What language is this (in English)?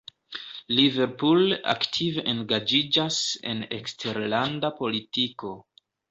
Esperanto